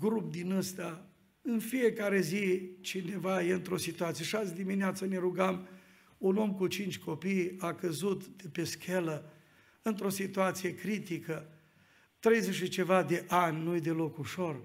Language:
Romanian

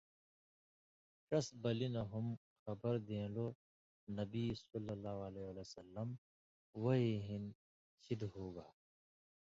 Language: Indus Kohistani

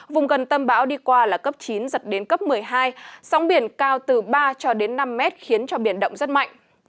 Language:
Vietnamese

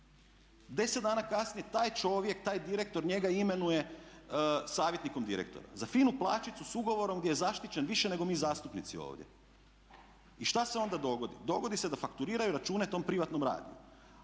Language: Croatian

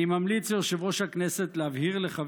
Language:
Hebrew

